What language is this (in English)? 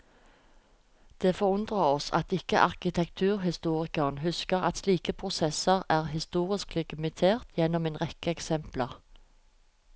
Norwegian